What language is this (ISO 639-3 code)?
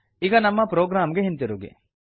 kan